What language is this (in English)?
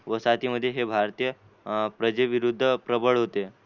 Marathi